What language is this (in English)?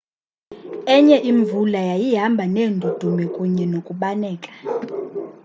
Xhosa